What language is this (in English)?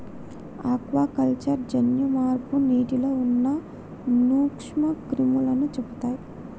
Telugu